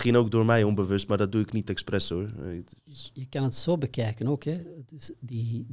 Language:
Dutch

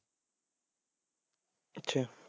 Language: Punjabi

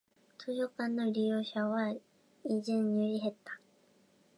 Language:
Japanese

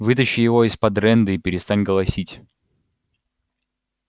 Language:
Russian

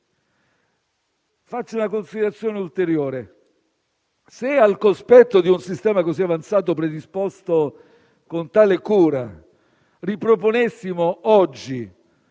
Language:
Italian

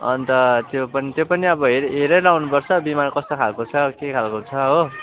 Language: Nepali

